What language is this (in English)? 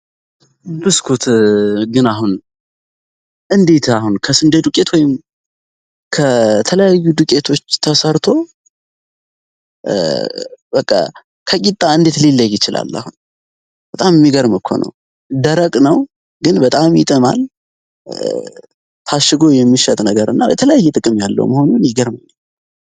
Amharic